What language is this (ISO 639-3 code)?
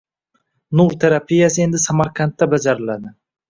uzb